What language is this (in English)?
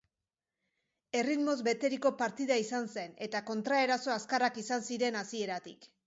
Basque